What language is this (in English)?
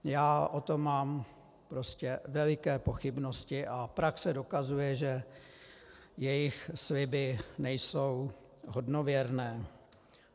Czech